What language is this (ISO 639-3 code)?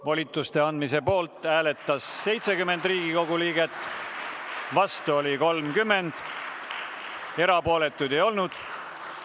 est